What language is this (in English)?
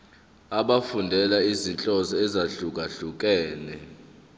Zulu